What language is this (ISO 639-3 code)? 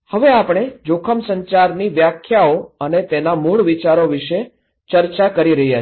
guj